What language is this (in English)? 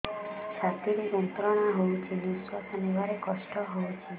Odia